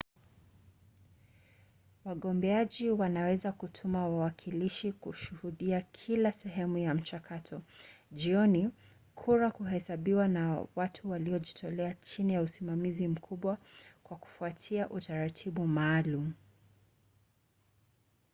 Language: Swahili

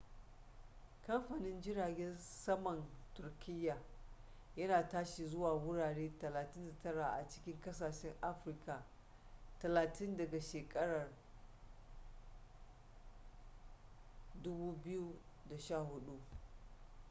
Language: Hausa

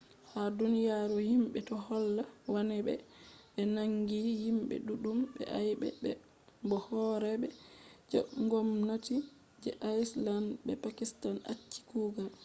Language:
Fula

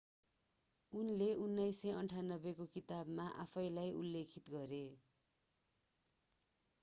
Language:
Nepali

